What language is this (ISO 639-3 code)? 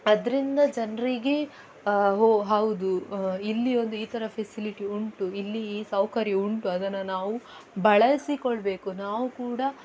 kan